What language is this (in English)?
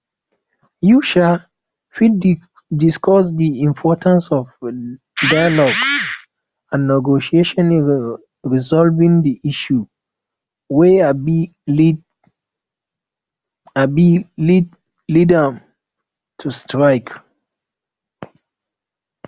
Nigerian Pidgin